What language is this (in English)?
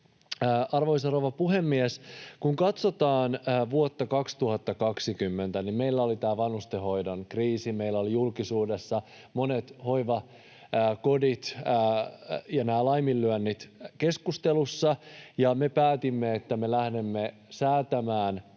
Finnish